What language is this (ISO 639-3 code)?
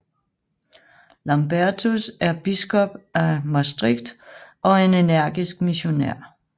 dan